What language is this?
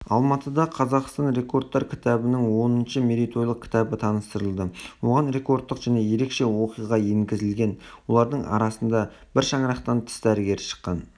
Kazakh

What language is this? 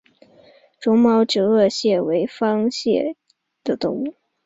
Chinese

